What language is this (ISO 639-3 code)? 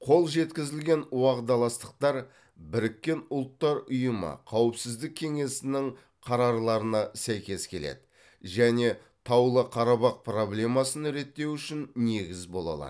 kaz